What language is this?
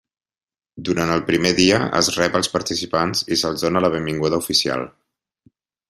Catalan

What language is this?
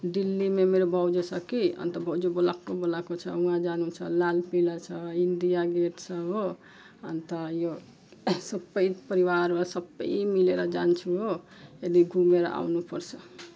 Nepali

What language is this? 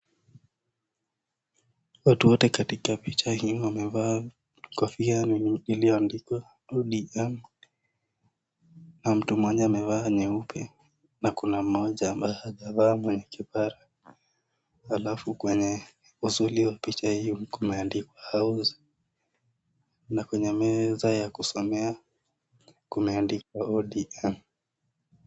Swahili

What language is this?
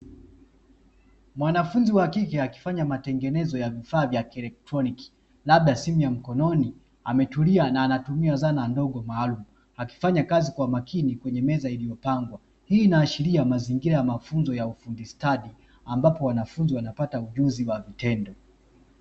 Swahili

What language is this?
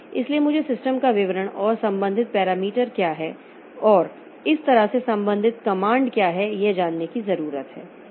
Hindi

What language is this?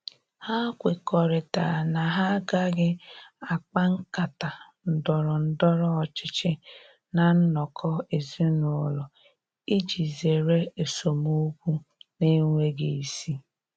Igbo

